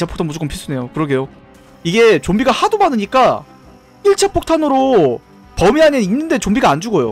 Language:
Korean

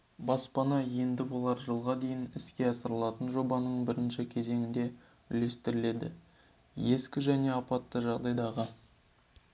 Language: Kazakh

